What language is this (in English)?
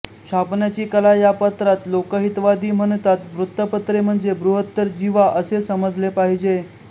Marathi